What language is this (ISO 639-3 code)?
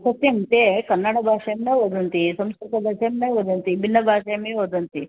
san